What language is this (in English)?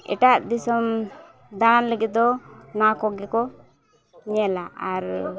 Santali